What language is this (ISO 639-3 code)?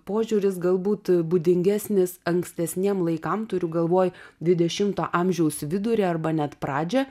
lit